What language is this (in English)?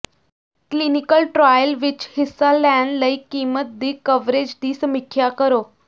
Punjabi